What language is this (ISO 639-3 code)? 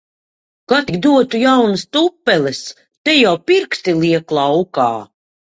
lav